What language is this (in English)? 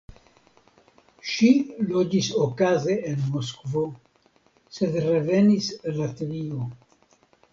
Esperanto